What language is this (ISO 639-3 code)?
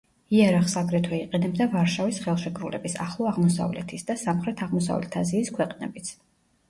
kat